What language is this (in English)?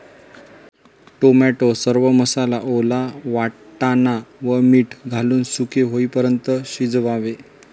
Marathi